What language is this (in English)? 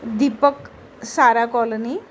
Marathi